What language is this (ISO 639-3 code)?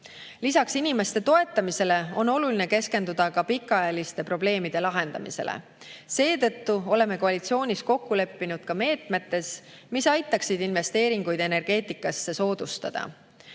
est